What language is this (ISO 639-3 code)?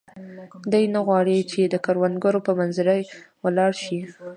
pus